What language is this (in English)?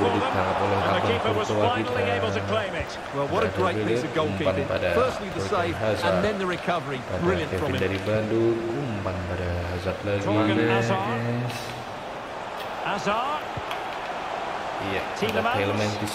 Indonesian